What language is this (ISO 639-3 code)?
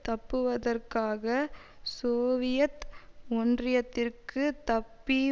tam